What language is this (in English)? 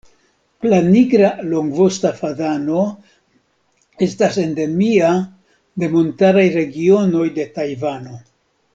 Esperanto